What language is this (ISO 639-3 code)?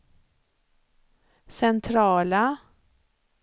swe